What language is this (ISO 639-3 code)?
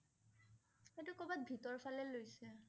asm